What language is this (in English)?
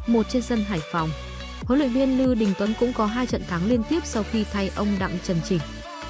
Vietnamese